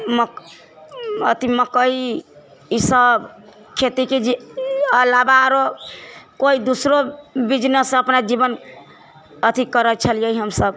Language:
Maithili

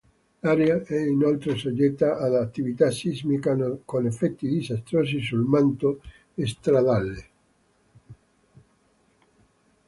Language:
Italian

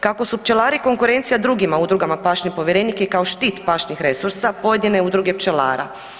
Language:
Croatian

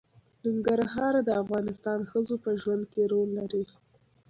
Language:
Pashto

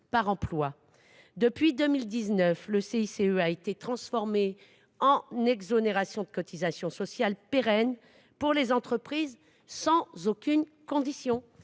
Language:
French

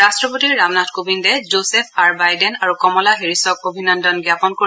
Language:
Assamese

